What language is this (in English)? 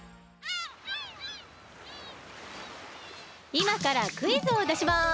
Japanese